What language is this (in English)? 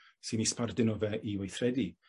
Welsh